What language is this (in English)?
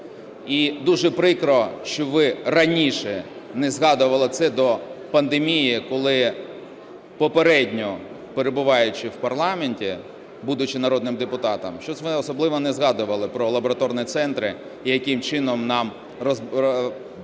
Ukrainian